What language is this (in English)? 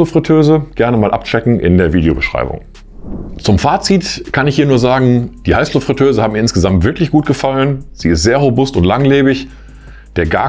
German